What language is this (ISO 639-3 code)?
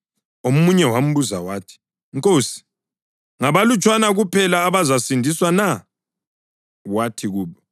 nde